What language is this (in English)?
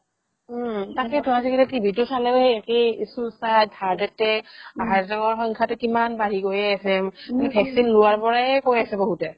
Assamese